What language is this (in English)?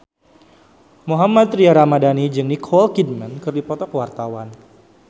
Sundanese